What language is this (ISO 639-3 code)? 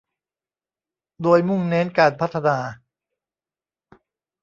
tha